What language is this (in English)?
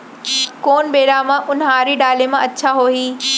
Chhattisgarhi